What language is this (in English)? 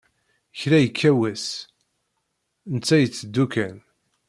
Kabyle